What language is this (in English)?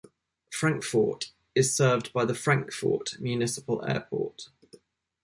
English